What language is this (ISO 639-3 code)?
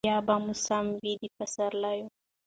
pus